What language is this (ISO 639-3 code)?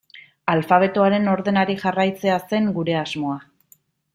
eus